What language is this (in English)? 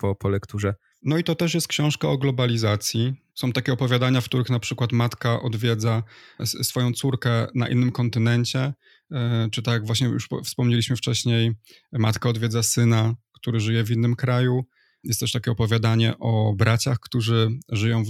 Polish